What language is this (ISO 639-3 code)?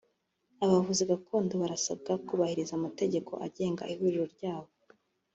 kin